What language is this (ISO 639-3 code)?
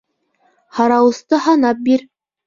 bak